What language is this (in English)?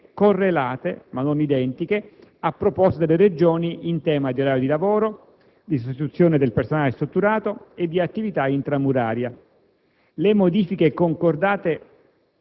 Italian